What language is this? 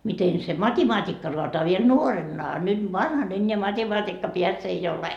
Finnish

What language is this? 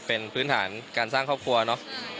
Thai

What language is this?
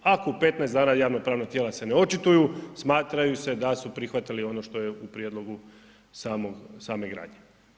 Croatian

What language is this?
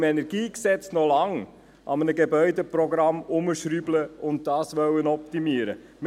Swiss German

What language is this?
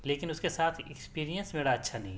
Urdu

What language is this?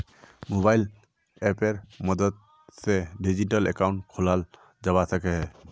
Magahi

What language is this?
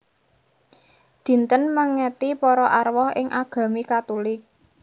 Javanese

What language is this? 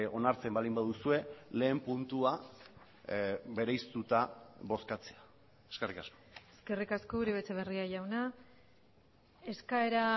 Basque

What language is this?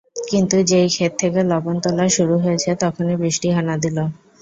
Bangla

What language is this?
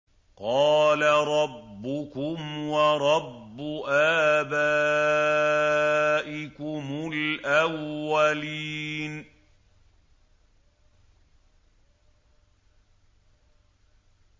Arabic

